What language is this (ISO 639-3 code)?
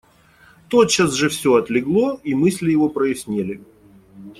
rus